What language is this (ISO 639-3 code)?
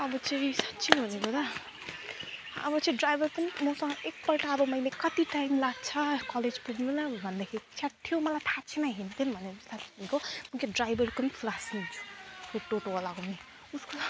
nep